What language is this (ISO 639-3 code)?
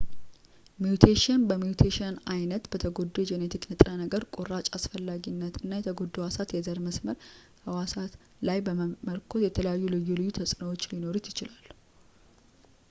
amh